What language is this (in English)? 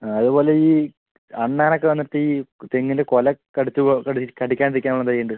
Malayalam